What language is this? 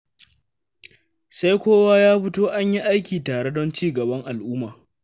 Hausa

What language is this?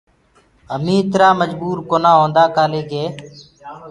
Gurgula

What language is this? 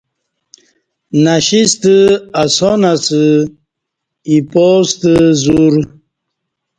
Kati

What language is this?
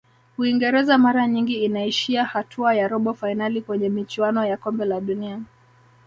Swahili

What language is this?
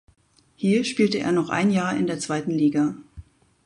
German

